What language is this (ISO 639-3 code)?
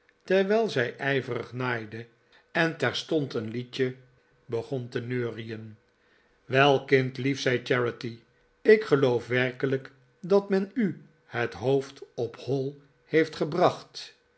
nld